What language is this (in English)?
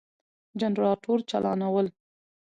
Pashto